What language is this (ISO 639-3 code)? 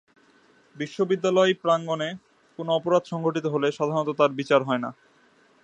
ben